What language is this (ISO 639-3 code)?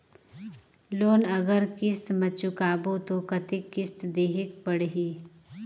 hne